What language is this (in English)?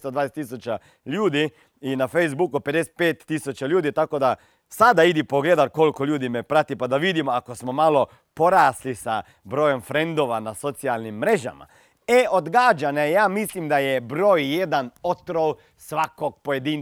Croatian